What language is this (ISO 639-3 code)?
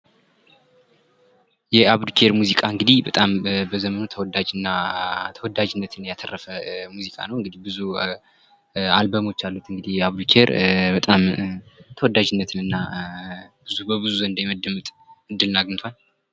amh